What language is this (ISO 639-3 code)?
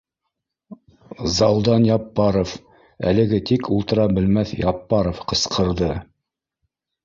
bak